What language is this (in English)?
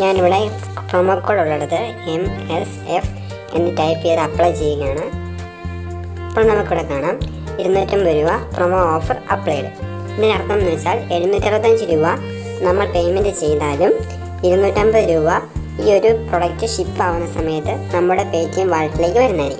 Spanish